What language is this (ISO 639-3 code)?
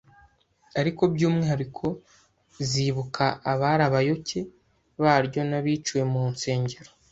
kin